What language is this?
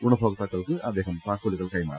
Malayalam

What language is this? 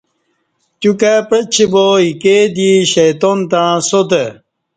Kati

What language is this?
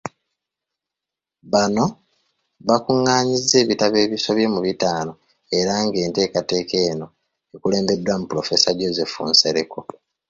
Ganda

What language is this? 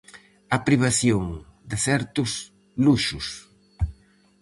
Galician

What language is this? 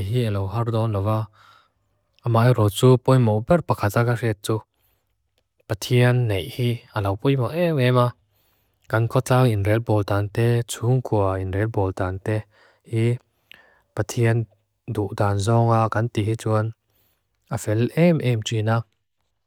Mizo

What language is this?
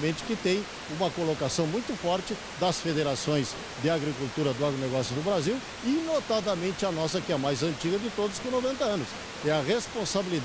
Portuguese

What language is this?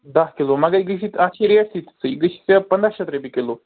Kashmiri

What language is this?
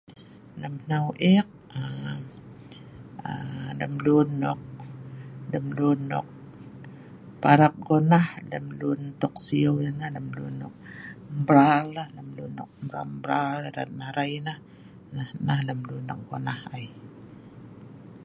Sa'ban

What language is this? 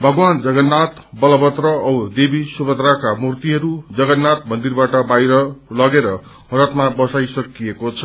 Nepali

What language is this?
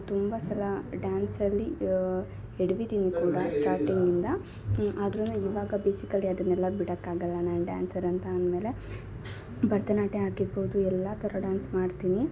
Kannada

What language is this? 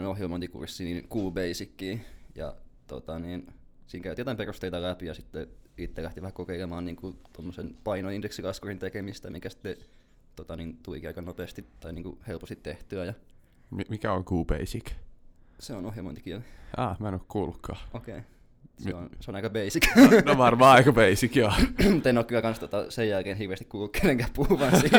Finnish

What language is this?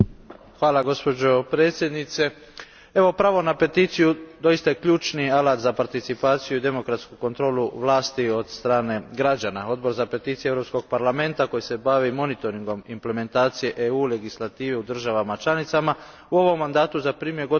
Croatian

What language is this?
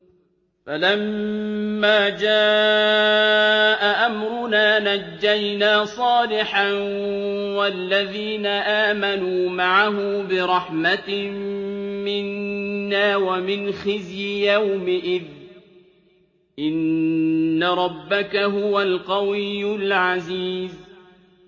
Arabic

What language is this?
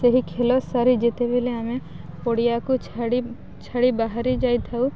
Odia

